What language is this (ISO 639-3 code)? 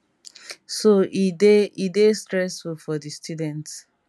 pcm